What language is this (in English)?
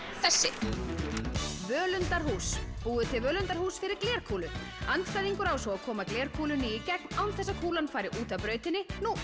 Icelandic